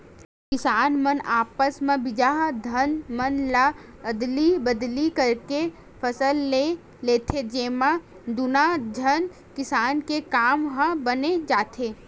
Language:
Chhattisgarhi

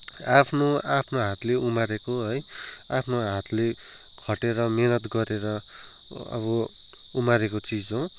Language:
Nepali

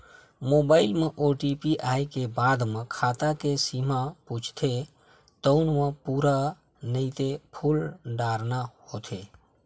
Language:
Chhattisgarhi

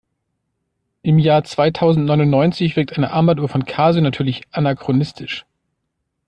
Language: German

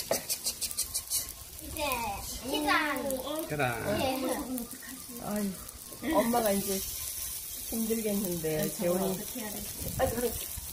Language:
Korean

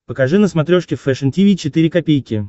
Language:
Russian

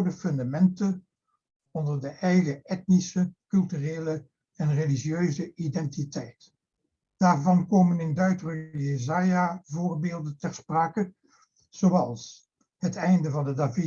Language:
Dutch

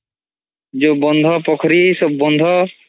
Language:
Odia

